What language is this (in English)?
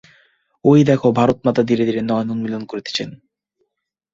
Bangla